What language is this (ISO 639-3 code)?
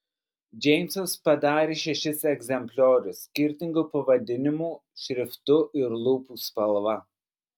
lit